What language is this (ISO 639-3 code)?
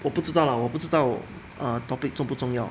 eng